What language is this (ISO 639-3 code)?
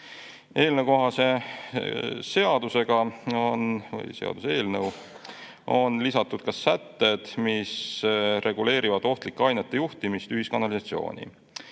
est